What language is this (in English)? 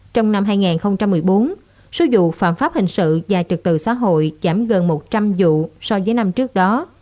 Vietnamese